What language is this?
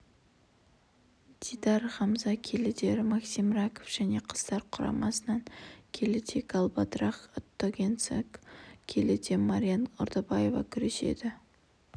Kazakh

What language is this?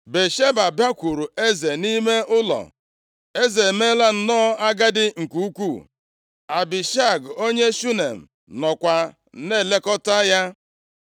Igbo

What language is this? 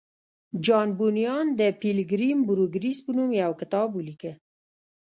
Pashto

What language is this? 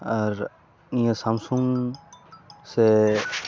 Santali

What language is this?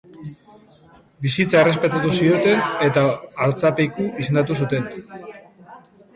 Basque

